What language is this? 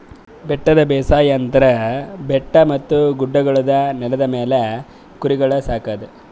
Kannada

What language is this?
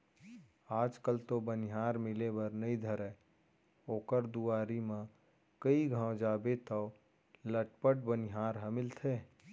Chhattisgarhi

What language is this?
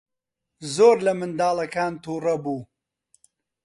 Central Kurdish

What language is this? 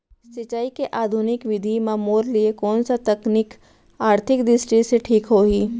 Chhattisgarhi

